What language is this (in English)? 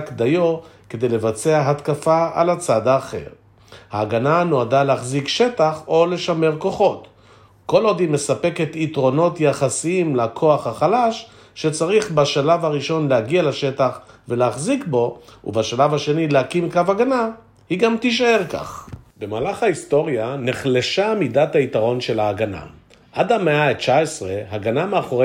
Hebrew